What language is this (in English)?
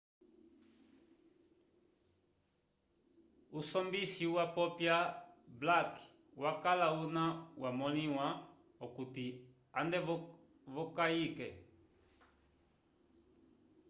Umbundu